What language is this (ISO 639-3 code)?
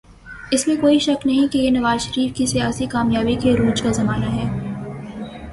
urd